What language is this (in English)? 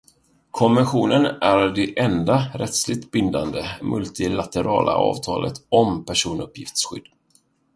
Swedish